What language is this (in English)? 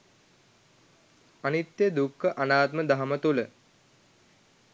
Sinhala